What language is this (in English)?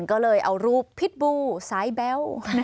Thai